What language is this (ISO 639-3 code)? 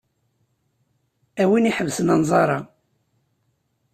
kab